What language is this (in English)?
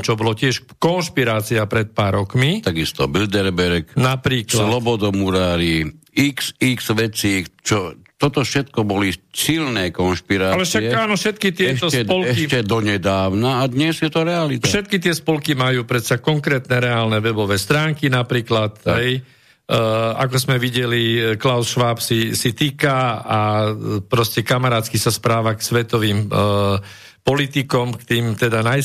Slovak